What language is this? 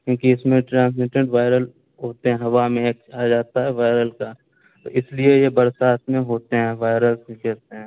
Urdu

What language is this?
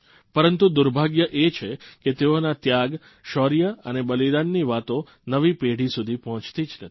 Gujarati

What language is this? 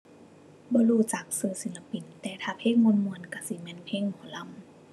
Thai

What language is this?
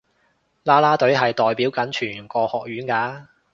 Cantonese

